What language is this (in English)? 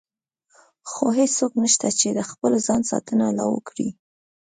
Pashto